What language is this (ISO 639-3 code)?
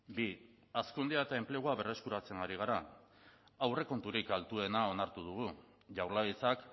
eus